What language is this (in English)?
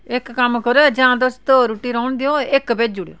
Dogri